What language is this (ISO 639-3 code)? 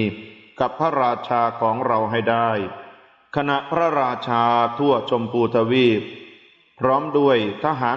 tha